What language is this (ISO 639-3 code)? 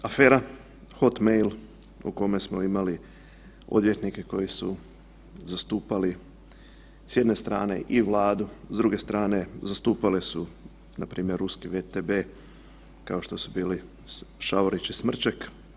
hrv